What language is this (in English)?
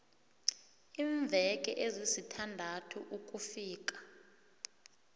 South Ndebele